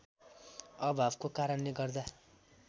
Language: Nepali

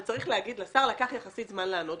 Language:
Hebrew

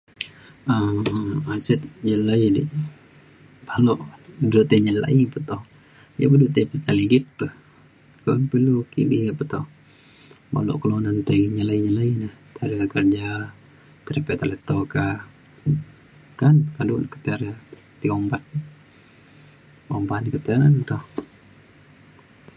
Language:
Mainstream Kenyah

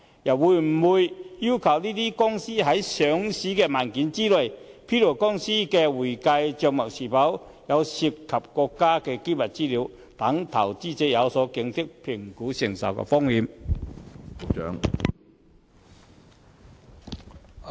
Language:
Cantonese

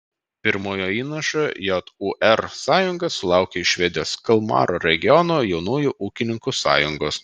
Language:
Lithuanian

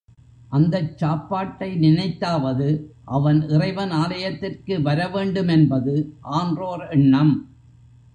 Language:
Tamil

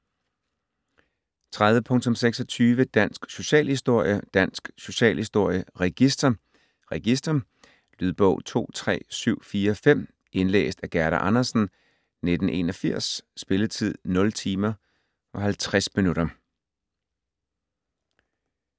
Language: Danish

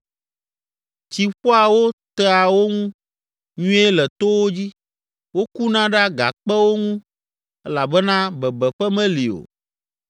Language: Ewe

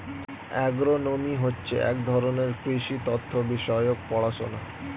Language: Bangla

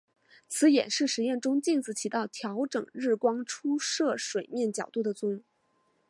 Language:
Chinese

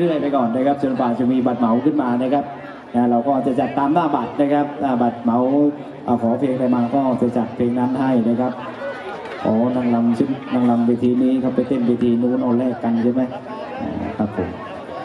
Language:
Thai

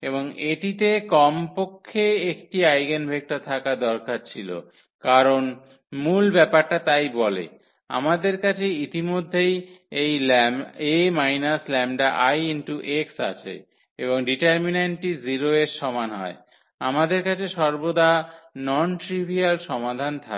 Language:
Bangla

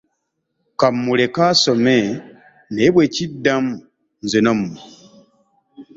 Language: Ganda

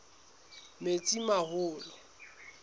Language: Southern Sotho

